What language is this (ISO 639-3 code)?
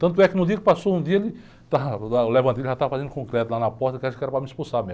por